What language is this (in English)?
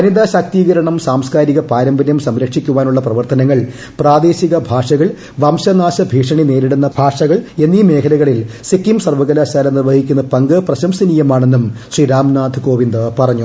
Malayalam